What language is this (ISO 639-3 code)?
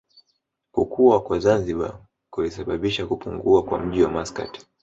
swa